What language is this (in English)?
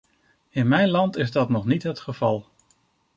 Dutch